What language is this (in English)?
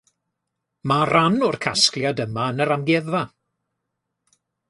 Welsh